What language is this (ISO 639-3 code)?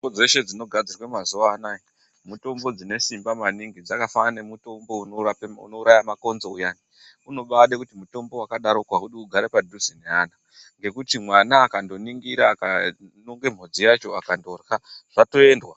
ndc